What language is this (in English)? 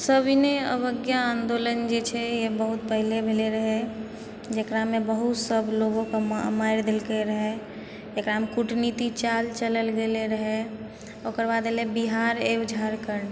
Maithili